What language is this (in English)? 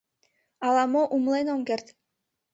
Mari